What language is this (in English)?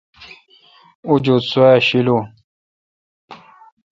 Kalkoti